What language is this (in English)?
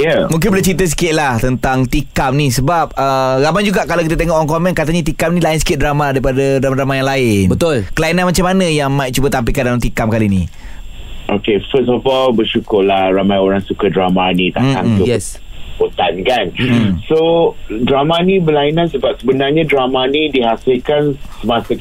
Malay